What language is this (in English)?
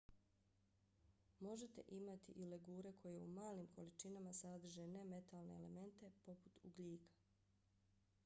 Bosnian